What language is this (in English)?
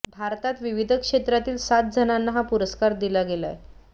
Marathi